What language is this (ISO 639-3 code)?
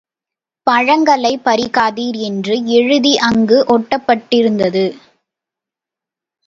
tam